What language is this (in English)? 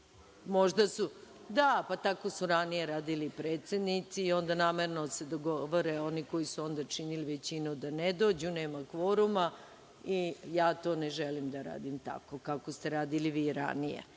Serbian